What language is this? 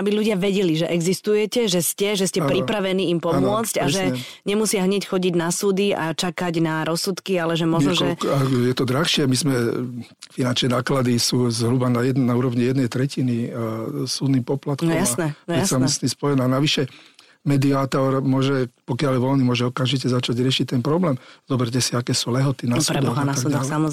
Slovak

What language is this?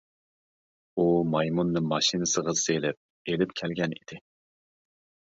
Uyghur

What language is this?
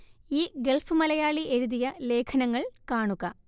Malayalam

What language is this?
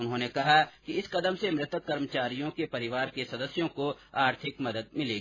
Hindi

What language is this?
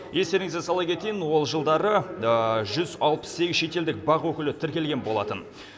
Kazakh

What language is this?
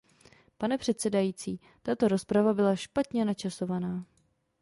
Czech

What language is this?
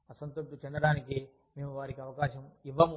Telugu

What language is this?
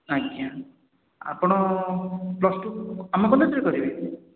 Odia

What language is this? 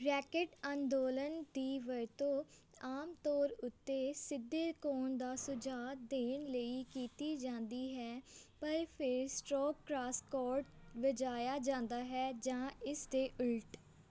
Punjabi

